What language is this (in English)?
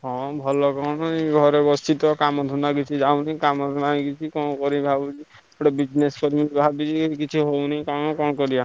Odia